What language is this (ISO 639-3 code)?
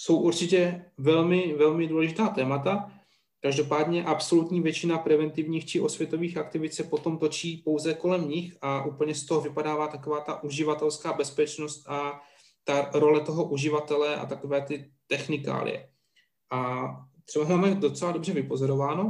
ces